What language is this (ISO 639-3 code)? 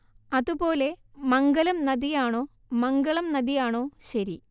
mal